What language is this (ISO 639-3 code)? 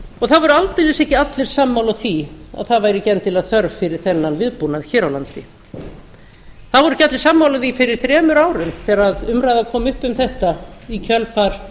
isl